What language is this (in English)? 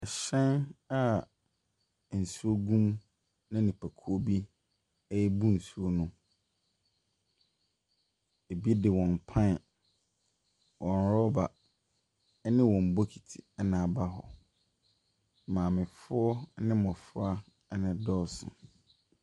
Akan